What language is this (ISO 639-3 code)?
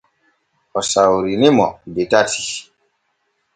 fue